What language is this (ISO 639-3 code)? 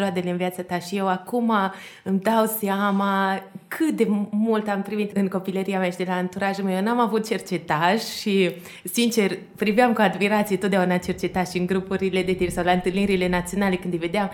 ron